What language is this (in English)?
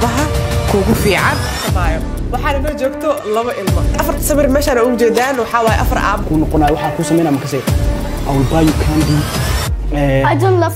Arabic